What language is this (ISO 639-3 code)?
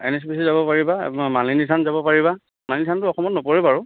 asm